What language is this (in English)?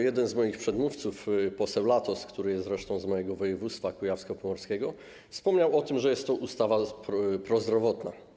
Polish